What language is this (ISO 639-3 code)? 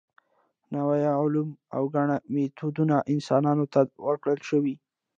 pus